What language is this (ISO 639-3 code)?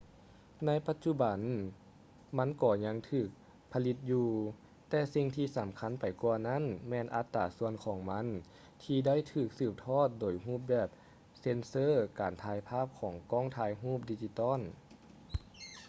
lao